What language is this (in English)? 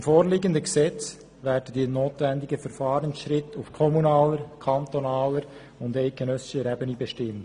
Swiss German